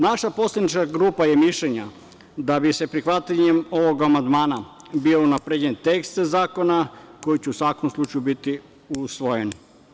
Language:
Serbian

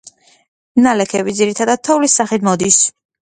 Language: Georgian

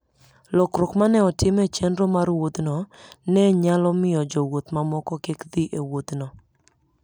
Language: Luo (Kenya and Tanzania)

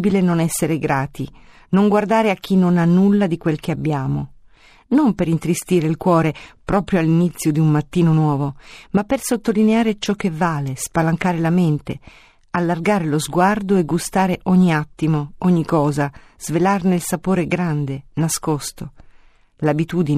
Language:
Italian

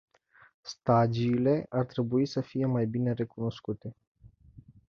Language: Romanian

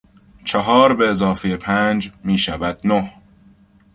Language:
Persian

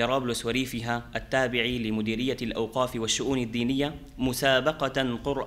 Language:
Arabic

